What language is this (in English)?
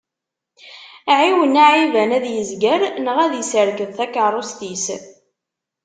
Kabyle